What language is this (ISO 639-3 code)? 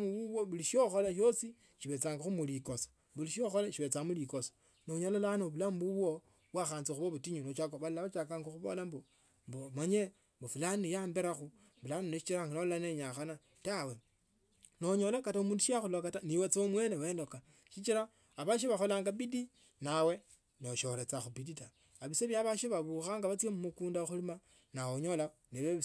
lto